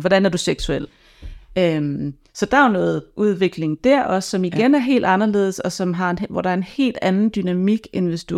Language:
Danish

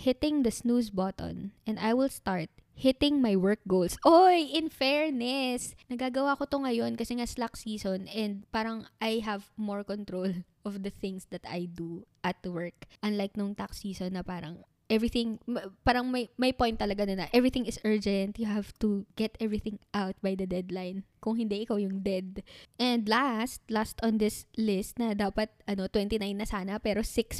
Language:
Filipino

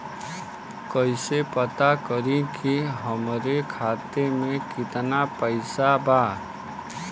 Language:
Bhojpuri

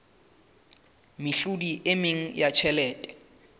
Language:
Southern Sotho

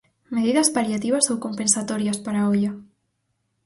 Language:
Galician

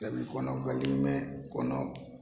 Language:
Maithili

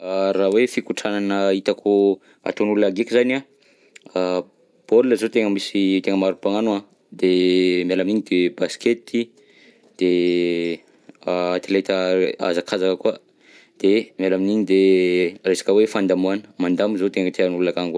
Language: Southern Betsimisaraka Malagasy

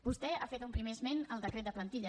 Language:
Catalan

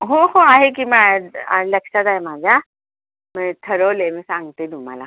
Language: Marathi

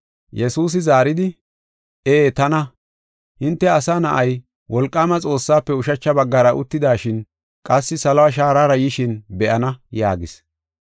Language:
Gofa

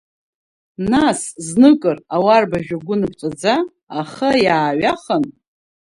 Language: Abkhazian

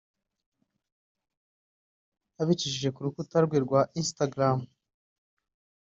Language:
Kinyarwanda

